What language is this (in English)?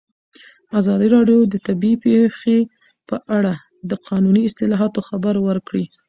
Pashto